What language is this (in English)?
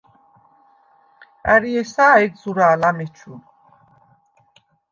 Svan